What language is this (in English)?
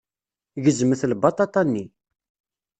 Kabyle